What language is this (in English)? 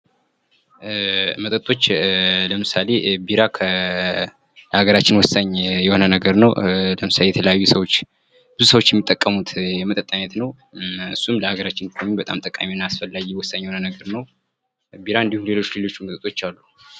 Amharic